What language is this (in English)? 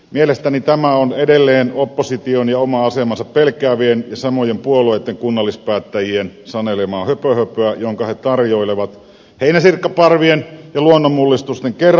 Finnish